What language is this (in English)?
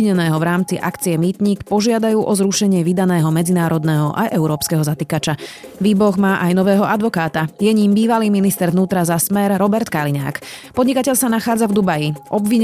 Slovak